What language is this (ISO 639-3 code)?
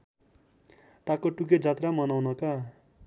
nep